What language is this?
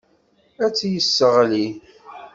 Kabyle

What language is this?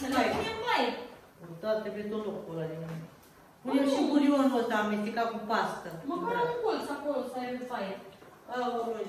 Romanian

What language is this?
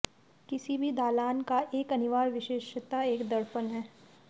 Hindi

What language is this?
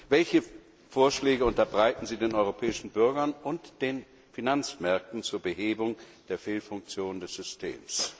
German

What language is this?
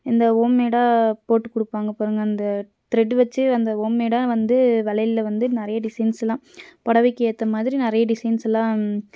Tamil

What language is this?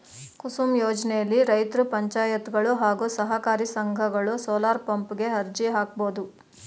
Kannada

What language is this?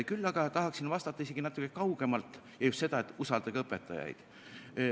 Estonian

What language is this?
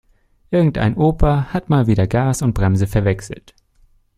German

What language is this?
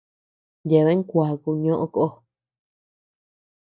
Tepeuxila Cuicatec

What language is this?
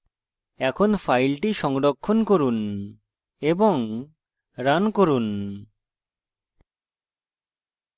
Bangla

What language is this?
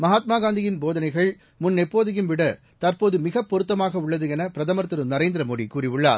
Tamil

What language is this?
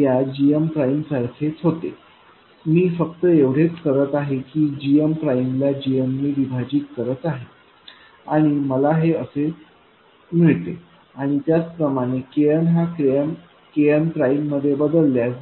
Marathi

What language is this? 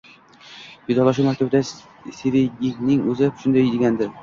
Uzbek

